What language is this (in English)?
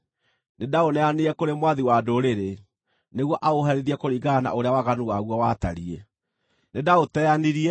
Kikuyu